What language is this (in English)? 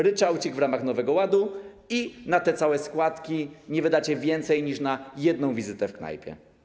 Polish